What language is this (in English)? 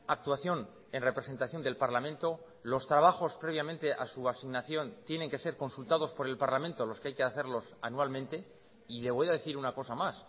Spanish